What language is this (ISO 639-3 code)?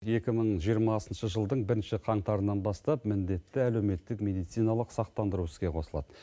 kaz